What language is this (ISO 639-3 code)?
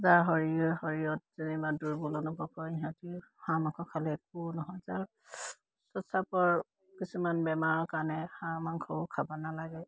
asm